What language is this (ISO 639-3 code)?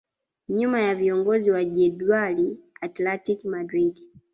swa